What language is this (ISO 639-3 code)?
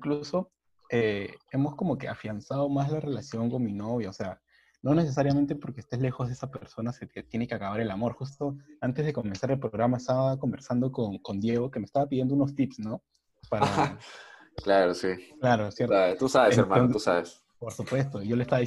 spa